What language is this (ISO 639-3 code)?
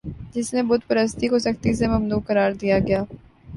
urd